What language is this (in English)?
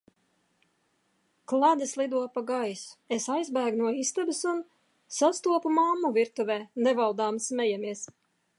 Latvian